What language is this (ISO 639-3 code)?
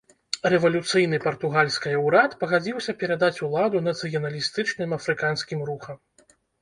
bel